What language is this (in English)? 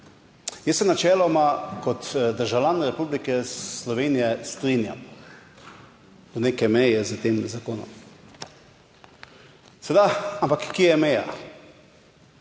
Slovenian